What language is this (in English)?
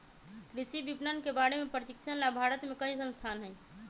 Magahi